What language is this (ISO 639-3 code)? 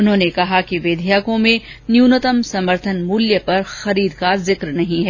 hin